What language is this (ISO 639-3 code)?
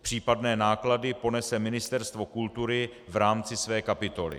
ces